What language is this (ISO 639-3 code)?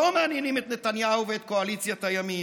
heb